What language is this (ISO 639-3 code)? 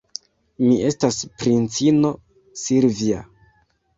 epo